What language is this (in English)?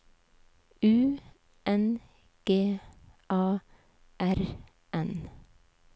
Norwegian